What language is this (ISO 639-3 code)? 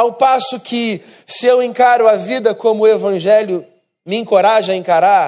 por